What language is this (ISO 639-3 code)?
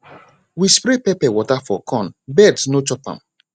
pcm